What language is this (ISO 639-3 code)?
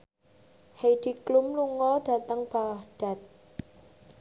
jav